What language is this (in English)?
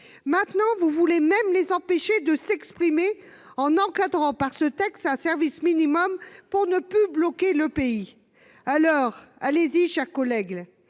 French